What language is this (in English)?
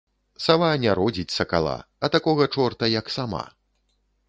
Belarusian